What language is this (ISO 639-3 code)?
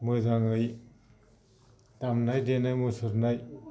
brx